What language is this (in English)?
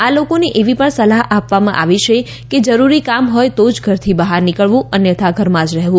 Gujarati